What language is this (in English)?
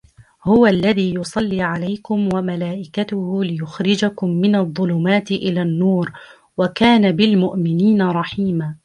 Arabic